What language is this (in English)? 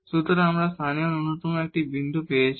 Bangla